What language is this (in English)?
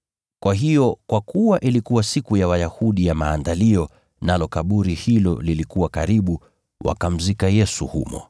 Swahili